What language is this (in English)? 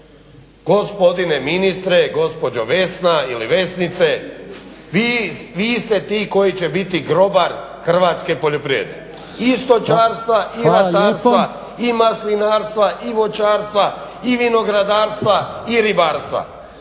Croatian